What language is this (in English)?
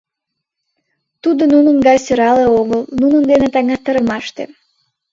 Mari